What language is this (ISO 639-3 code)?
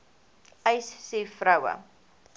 afr